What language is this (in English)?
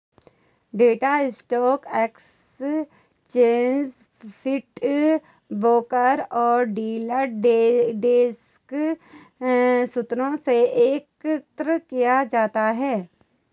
Hindi